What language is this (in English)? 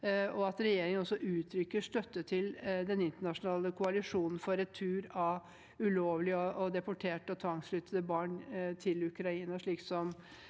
Norwegian